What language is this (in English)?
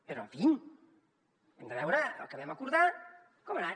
Catalan